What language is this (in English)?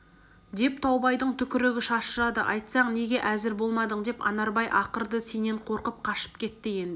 Kazakh